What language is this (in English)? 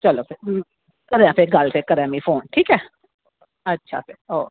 Dogri